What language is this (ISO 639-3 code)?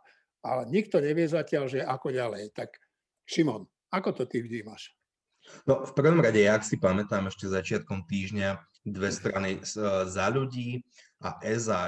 slk